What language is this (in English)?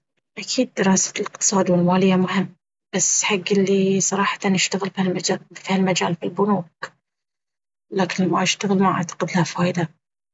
Baharna Arabic